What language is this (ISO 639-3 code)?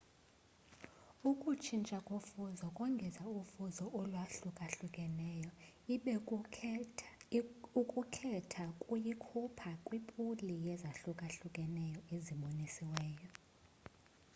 xho